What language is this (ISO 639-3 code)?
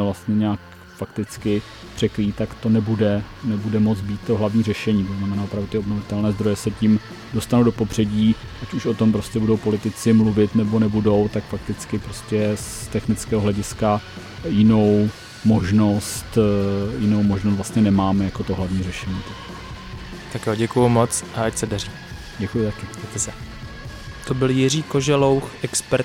ces